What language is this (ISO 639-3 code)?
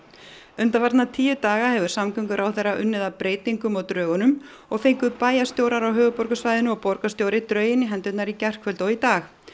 isl